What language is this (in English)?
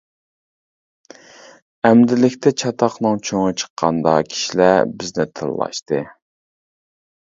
Uyghur